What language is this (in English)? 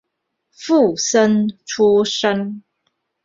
Chinese